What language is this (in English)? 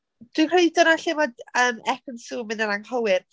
Welsh